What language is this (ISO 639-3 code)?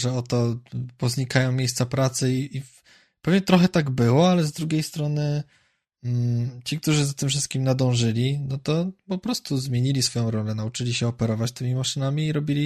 pol